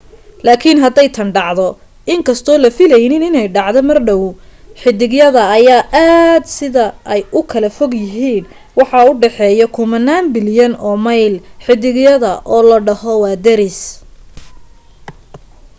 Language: Somali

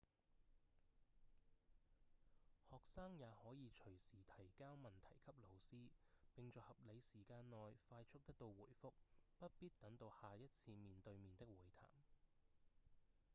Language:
Cantonese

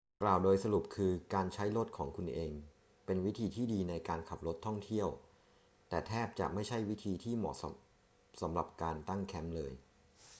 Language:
Thai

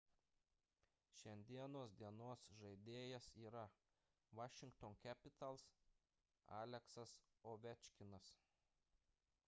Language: Lithuanian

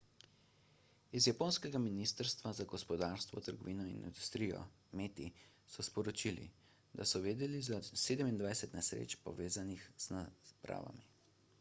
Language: Slovenian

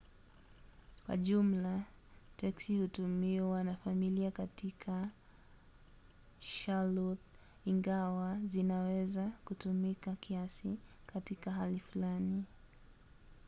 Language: Swahili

